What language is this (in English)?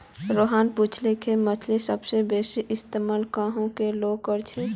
Magahi